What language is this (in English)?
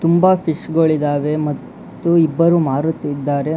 Kannada